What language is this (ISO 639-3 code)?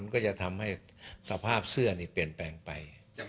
tha